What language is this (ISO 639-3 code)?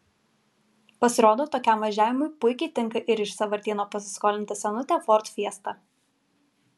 lit